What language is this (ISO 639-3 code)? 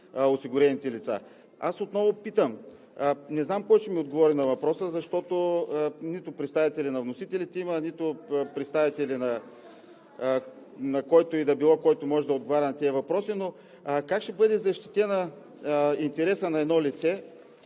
bul